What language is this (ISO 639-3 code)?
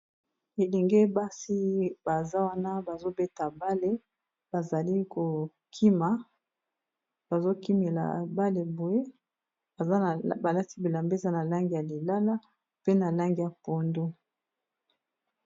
lin